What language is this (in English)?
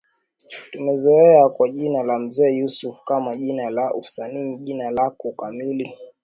Swahili